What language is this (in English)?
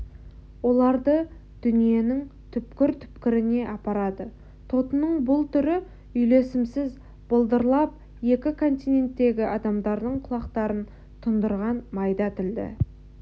Kazakh